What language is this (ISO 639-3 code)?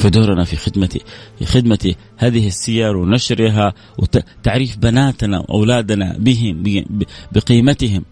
ara